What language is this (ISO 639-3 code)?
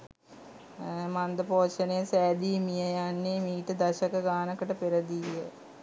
sin